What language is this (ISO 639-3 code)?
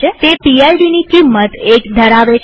guj